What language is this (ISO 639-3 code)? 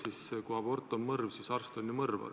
est